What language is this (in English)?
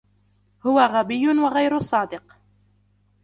Arabic